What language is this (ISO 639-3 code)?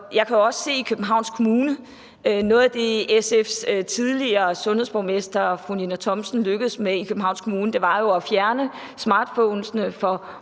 dan